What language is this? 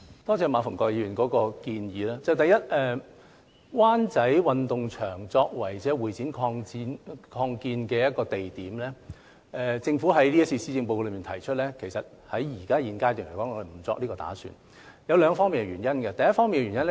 Cantonese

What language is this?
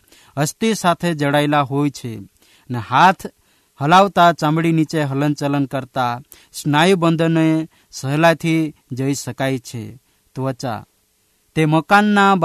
Hindi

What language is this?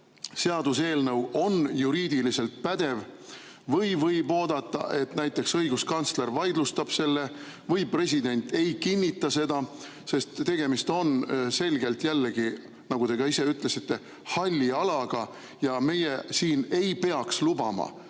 Estonian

